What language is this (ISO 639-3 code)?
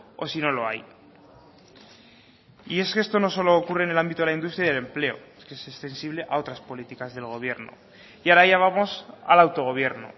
spa